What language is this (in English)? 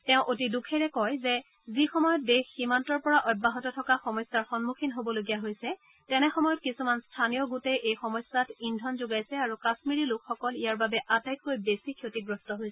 Assamese